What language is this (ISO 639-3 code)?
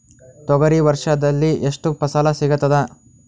kan